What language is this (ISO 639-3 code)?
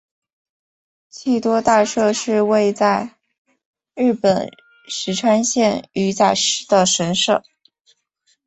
zho